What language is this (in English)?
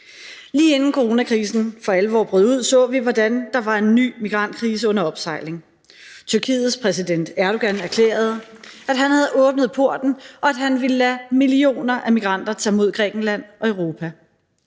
Danish